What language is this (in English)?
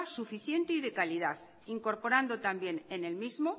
Spanish